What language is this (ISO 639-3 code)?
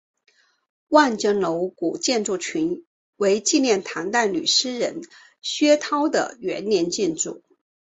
zho